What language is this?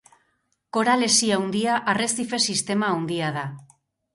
Basque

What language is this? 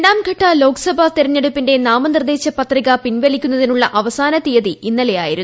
Malayalam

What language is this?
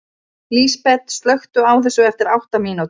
Icelandic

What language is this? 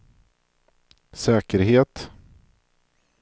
Swedish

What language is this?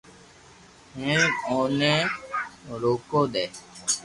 Loarki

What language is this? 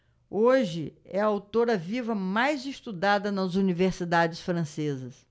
Portuguese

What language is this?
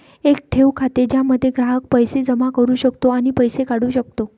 Marathi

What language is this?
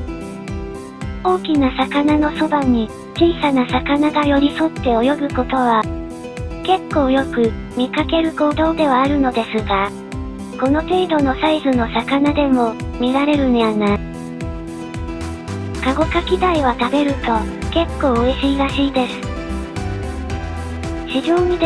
Japanese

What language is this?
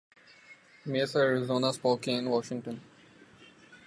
Urdu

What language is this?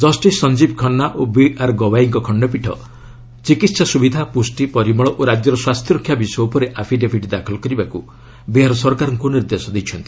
Odia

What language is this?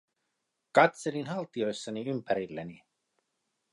Finnish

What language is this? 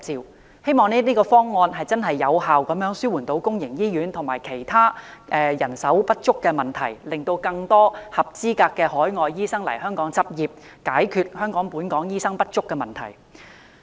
Cantonese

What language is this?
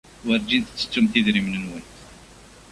Kabyle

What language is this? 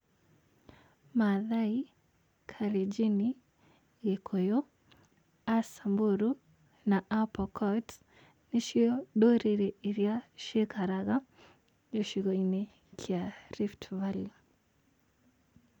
Kikuyu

